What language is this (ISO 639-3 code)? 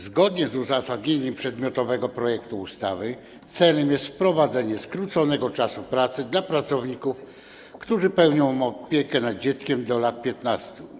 pol